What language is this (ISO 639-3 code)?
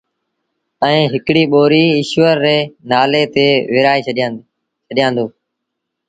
sbn